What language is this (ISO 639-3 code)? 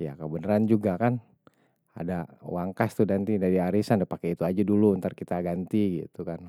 bew